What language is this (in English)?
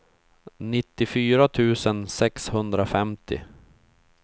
Swedish